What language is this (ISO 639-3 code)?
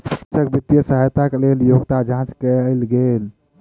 mai